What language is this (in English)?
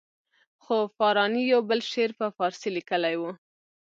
Pashto